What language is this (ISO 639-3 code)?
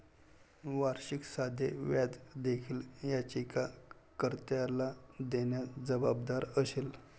mar